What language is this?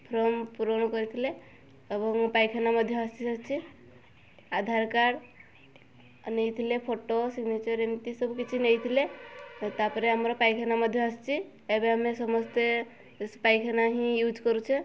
Odia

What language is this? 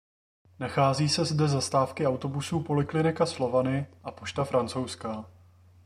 Czech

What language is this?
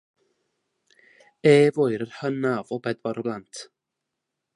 Welsh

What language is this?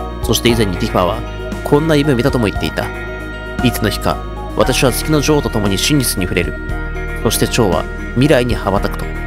Japanese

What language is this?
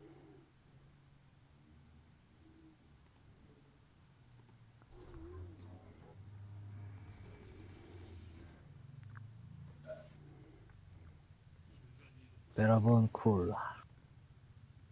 Korean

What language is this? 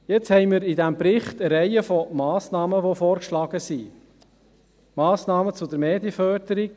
Swiss German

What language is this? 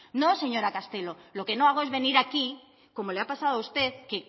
Spanish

